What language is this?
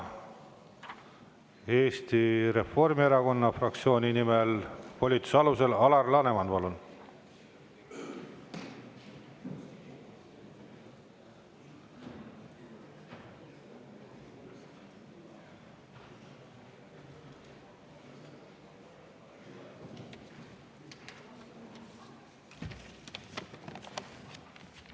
Estonian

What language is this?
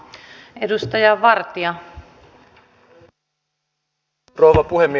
Finnish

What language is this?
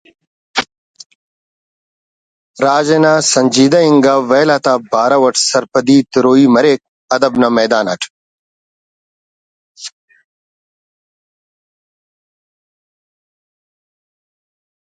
Brahui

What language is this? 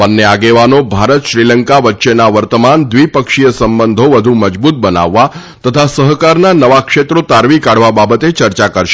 Gujarati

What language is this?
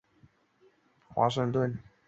Chinese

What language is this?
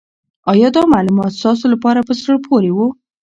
Pashto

